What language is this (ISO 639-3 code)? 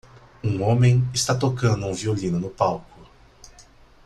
por